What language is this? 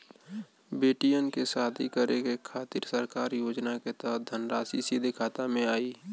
Bhojpuri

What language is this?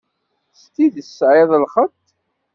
Kabyle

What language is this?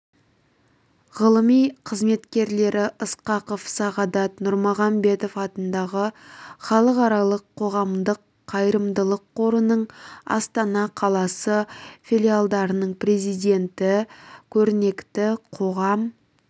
Kazakh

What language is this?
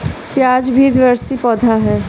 Bhojpuri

